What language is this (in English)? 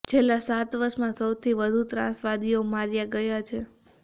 Gujarati